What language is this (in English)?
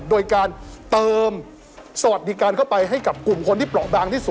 Thai